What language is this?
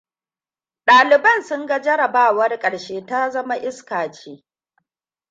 Hausa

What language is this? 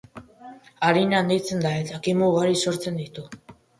Basque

